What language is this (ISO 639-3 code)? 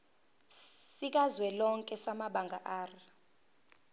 zul